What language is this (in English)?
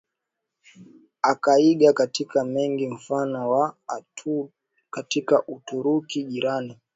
Swahili